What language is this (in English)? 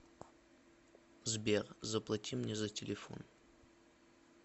Russian